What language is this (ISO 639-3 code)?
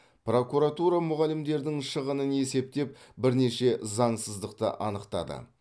kaz